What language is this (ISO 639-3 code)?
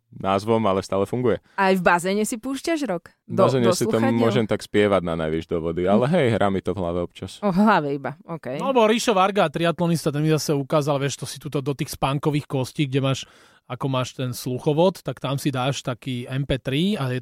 slk